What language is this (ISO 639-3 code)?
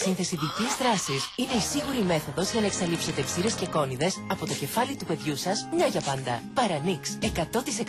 ell